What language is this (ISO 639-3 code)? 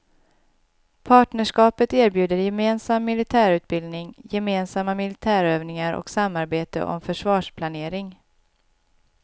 swe